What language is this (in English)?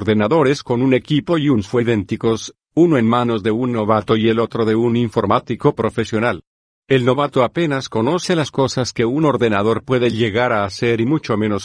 Spanish